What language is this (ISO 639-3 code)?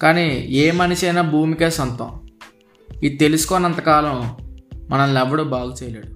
tel